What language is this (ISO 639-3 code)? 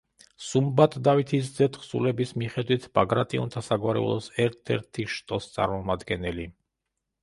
kat